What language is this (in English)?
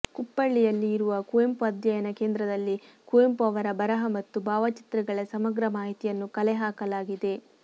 Kannada